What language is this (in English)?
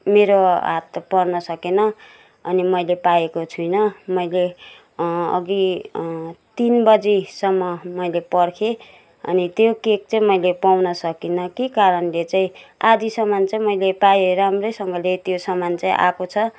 Nepali